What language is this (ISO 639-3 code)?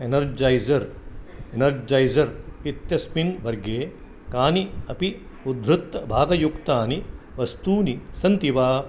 san